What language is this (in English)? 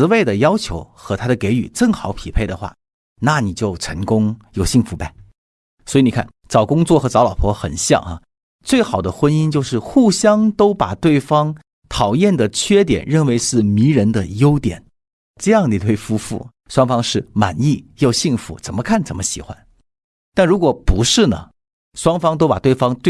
Chinese